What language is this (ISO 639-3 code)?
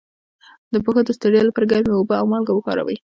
pus